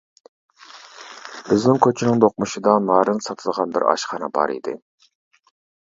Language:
Uyghur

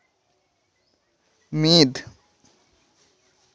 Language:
Santali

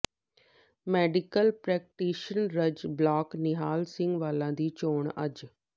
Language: Punjabi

